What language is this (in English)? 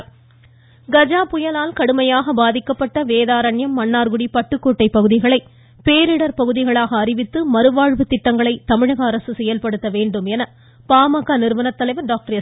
Tamil